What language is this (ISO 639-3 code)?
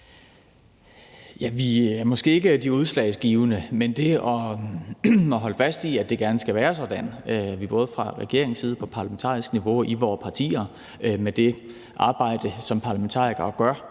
dan